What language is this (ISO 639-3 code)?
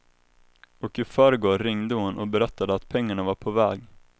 swe